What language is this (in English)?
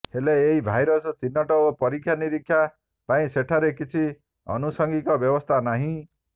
Odia